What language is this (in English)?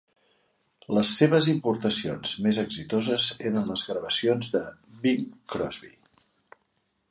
Catalan